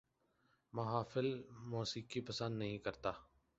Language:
Urdu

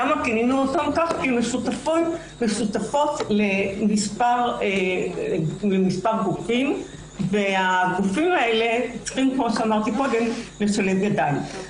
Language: Hebrew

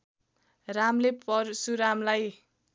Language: Nepali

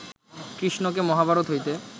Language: Bangla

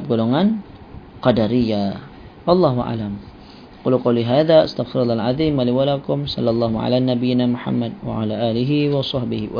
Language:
Malay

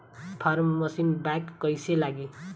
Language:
Bhojpuri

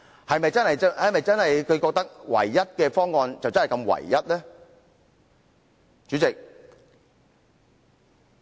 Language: Cantonese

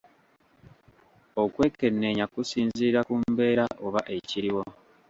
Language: Ganda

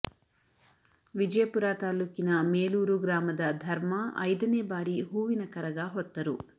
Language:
Kannada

